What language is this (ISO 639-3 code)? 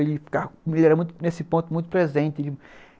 por